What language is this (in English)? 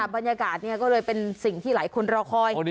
Thai